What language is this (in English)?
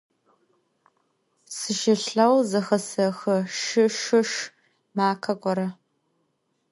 Adyghe